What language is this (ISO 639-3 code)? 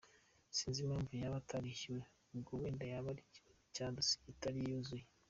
kin